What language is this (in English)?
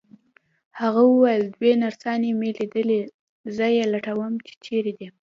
Pashto